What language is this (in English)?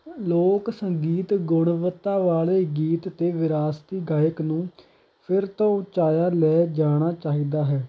Punjabi